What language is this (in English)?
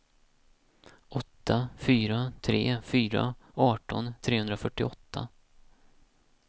Swedish